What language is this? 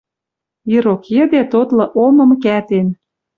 Western Mari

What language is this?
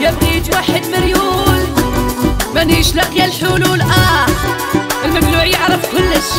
Arabic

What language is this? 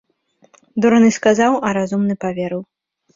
Belarusian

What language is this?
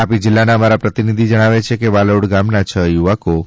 Gujarati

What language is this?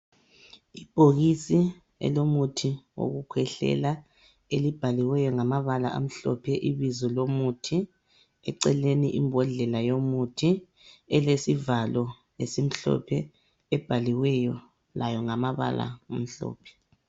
North Ndebele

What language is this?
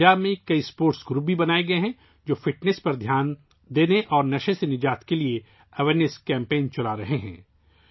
Urdu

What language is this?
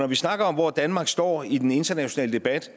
Danish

